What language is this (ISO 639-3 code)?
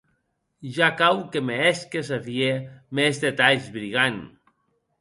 oci